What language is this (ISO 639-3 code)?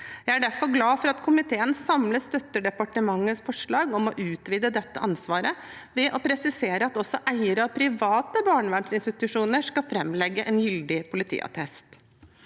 nor